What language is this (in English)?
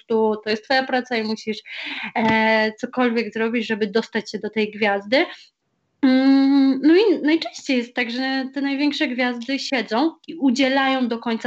Polish